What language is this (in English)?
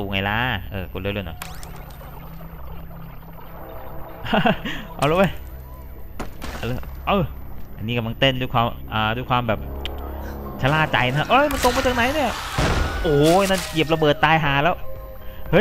Thai